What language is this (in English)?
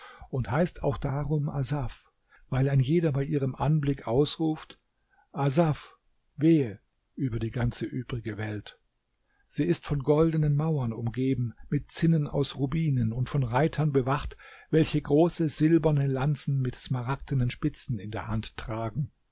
German